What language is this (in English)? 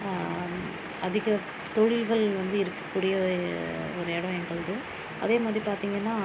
Tamil